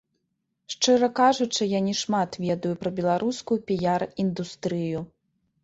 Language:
Belarusian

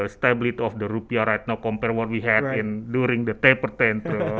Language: Indonesian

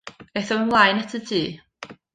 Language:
Welsh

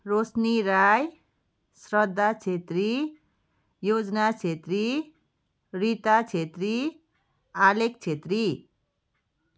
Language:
Nepali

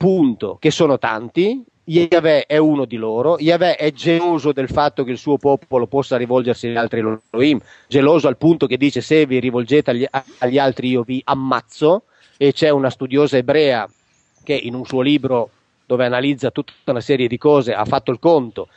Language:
Italian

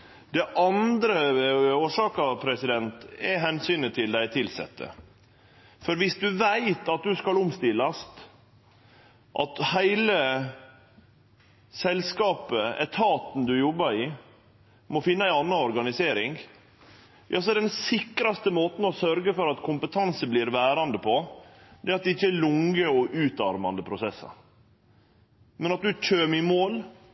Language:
Norwegian Nynorsk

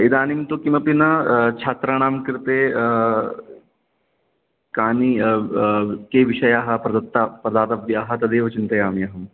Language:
Sanskrit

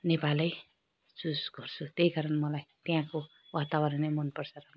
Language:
Nepali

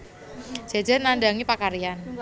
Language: Javanese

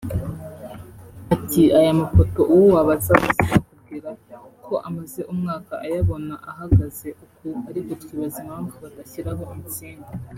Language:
Kinyarwanda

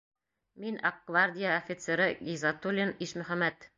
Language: Bashkir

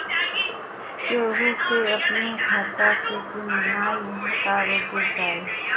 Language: Bhojpuri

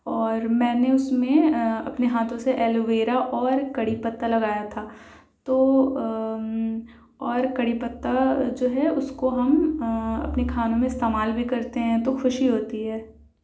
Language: Urdu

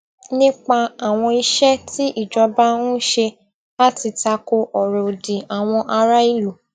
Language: Yoruba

